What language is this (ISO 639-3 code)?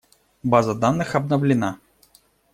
rus